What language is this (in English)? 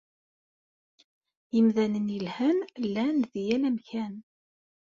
Kabyle